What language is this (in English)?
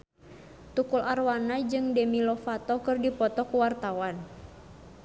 Sundanese